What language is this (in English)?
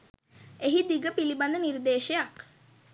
Sinhala